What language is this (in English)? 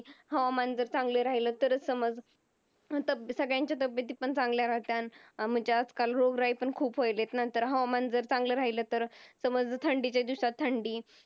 Marathi